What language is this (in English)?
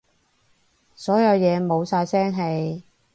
Cantonese